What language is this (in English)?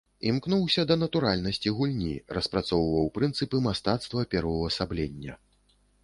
Belarusian